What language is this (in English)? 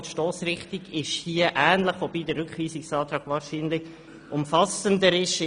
Swiss German